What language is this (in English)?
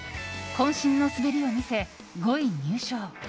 Japanese